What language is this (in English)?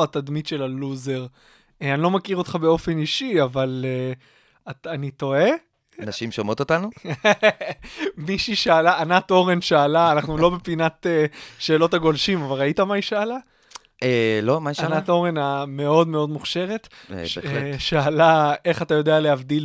Hebrew